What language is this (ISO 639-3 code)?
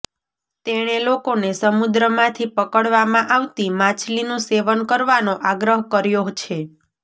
guj